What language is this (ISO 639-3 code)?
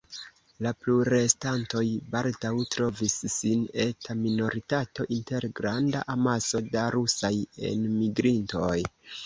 epo